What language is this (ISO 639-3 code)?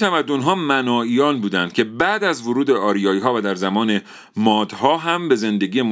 fas